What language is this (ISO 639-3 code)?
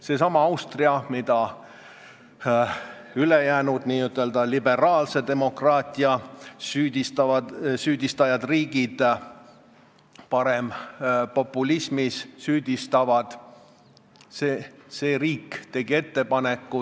est